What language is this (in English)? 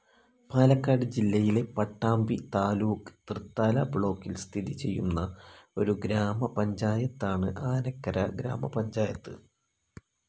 Malayalam